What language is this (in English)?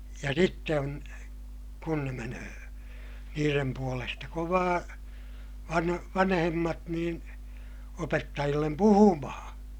Finnish